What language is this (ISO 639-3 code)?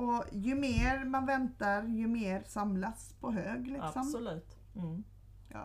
swe